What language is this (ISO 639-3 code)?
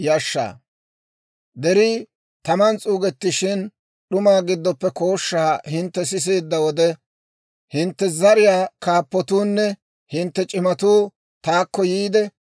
dwr